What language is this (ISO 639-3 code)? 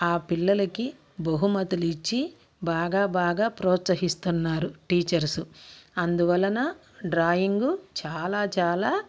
tel